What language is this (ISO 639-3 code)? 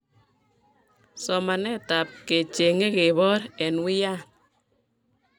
kln